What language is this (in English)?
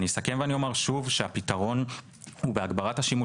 Hebrew